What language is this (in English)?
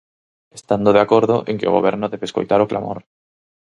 Galician